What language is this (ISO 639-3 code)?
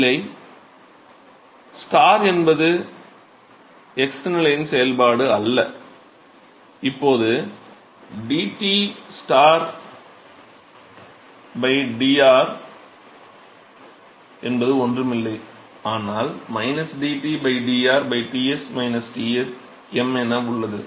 tam